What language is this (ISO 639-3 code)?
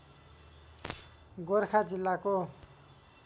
nep